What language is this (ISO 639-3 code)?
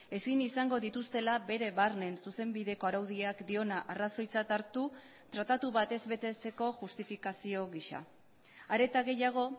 eus